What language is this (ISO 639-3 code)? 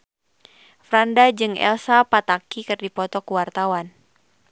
sun